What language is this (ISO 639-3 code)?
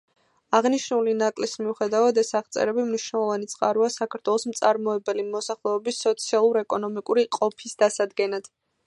kat